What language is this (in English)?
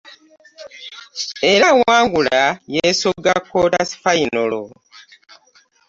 Ganda